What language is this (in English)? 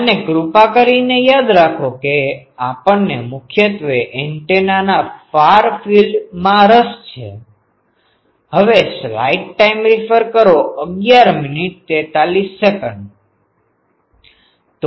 Gujarati